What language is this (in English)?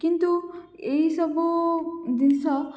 Odia